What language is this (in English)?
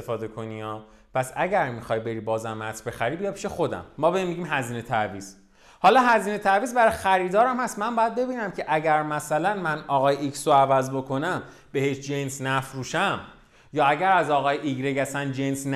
Persian